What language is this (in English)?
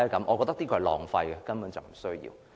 Cantonese